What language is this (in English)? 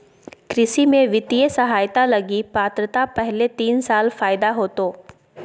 Magahi